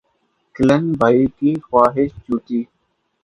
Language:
Urdu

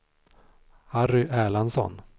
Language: Swedish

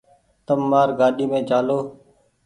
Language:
Goaria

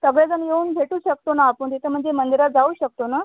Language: Marathi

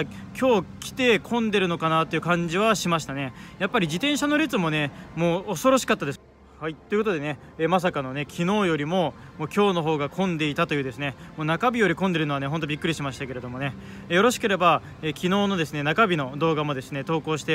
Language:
Japanese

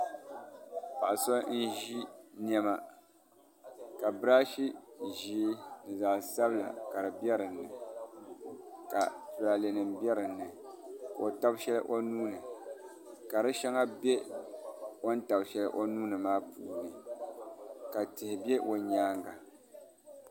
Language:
Dagbani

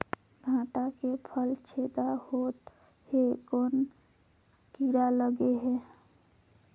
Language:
Chhattisgarhi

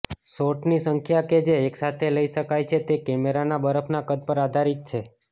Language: Gujarati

